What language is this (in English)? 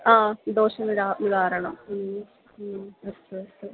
Sanskrit